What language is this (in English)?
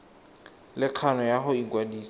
Tswana